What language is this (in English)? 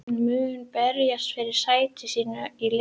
Icelandic